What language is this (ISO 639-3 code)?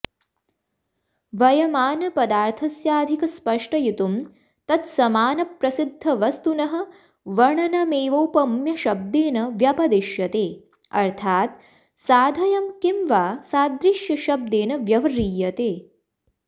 san